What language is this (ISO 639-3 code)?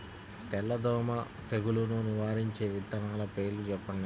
tel